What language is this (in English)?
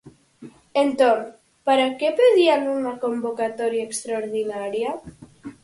Galician